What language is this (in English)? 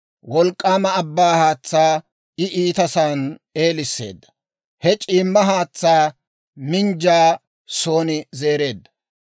Dawro